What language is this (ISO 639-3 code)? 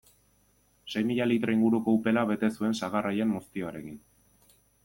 eus